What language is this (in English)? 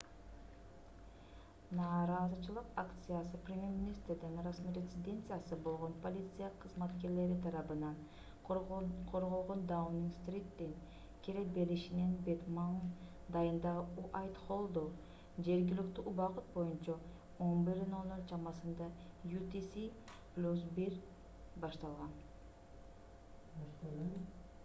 Kyrgyz